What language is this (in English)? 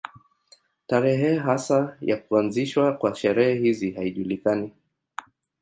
Swahili